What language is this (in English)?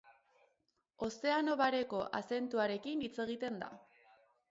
Basque